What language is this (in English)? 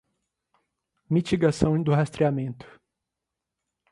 Portuguese